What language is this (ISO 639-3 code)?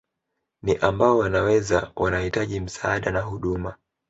swa